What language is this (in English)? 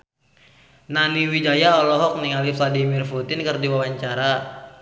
Sundanese